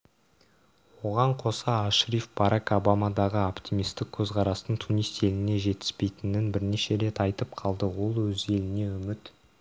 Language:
Kazakh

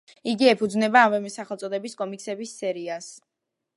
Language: Georgian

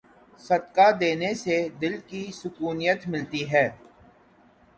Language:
Urdu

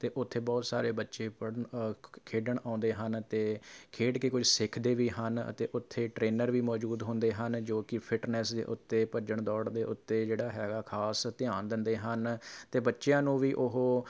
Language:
Punjabi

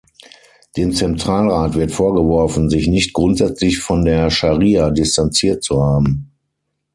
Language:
German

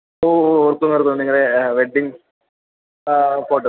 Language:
Malayalam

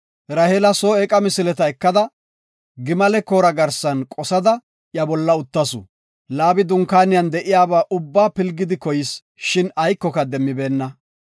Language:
Gofa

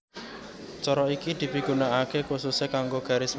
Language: Javanese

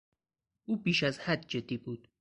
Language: Persian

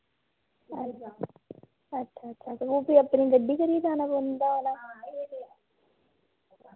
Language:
Dogri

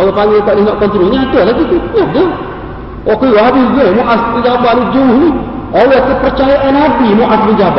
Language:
Malay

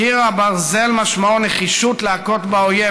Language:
Hebrew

